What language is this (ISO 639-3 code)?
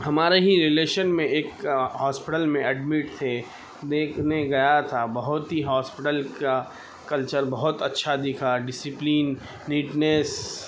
urd